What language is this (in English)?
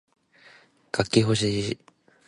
Japanese